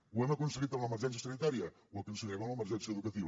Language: Catalan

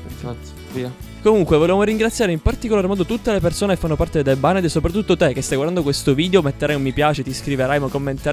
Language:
Italian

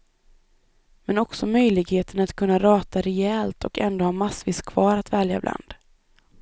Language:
Swedish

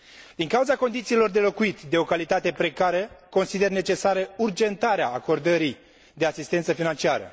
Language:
Romanian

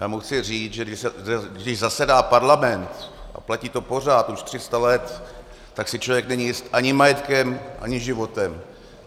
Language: Czech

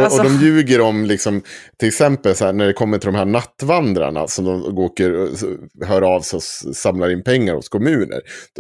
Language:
Swedish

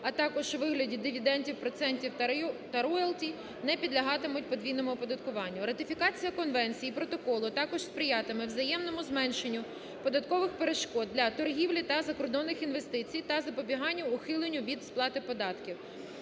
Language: Ukrainian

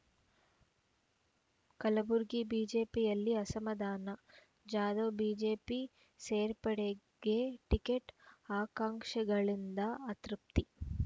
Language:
Kannada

